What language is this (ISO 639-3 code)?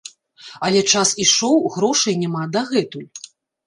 bel